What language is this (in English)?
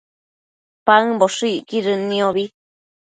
Matsés